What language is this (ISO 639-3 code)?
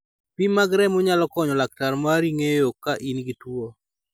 luo